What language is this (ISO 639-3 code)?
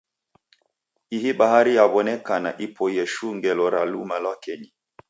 dav